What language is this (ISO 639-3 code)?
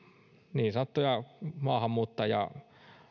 fin